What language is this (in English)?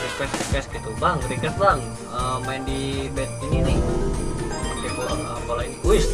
Indonesian